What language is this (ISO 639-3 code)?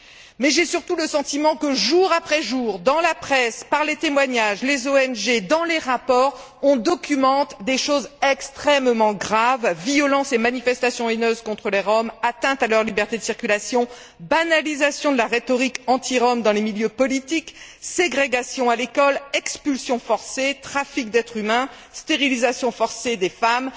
fra